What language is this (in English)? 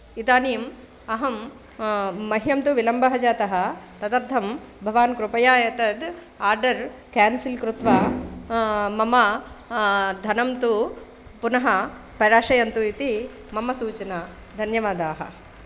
Sanskrit